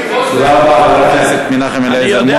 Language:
Hebrew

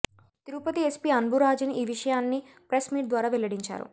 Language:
Telugu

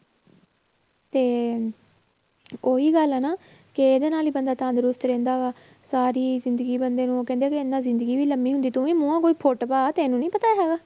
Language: Punjabi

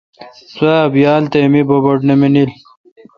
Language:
Kalkoti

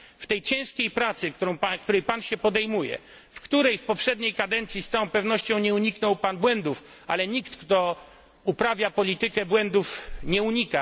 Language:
Polish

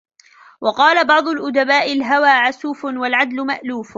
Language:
Arabic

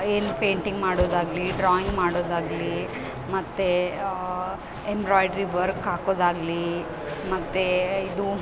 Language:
Kannada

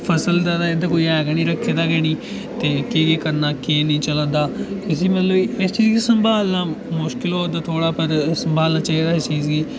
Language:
Dogri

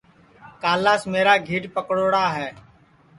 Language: Sansi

